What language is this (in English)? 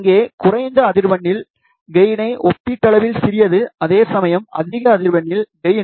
Tamil